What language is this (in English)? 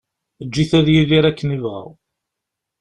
Kabyle